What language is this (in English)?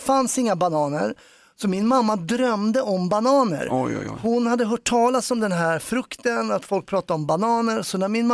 Swedish